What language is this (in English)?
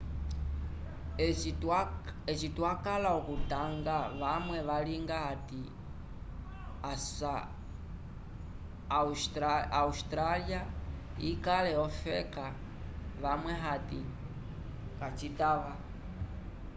Umbundu